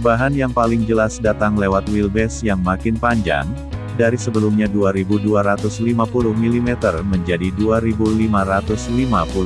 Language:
Indonesian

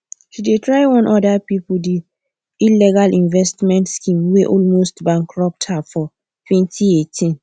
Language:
Nigerian Pidgin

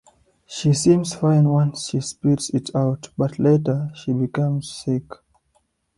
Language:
English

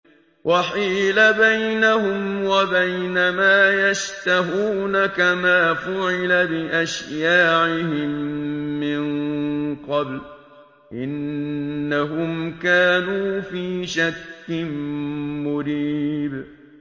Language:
Arabic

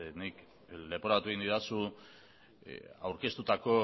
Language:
Basque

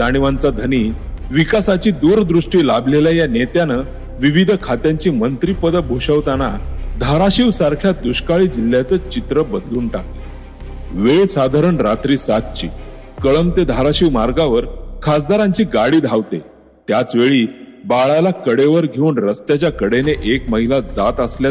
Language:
Marathi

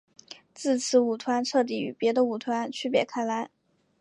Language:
Chinese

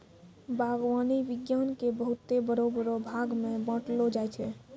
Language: Maithili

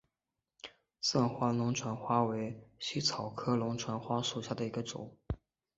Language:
Chinese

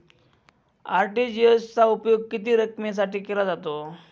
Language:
Marathi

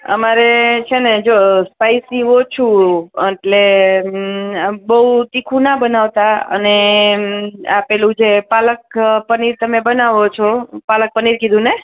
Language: Gujarati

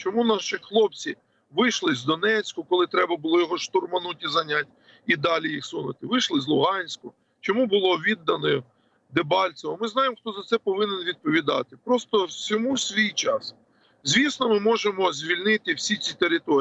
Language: Ukrainian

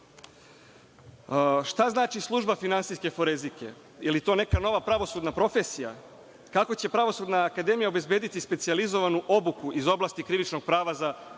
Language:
Serbian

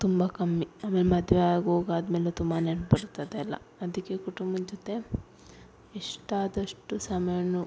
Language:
Kannada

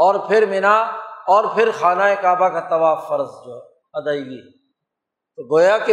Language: Urdu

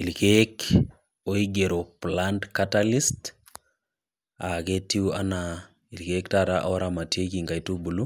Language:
Masai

